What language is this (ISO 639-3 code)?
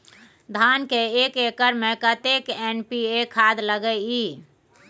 mai